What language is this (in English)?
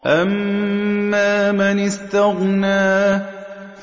Arabic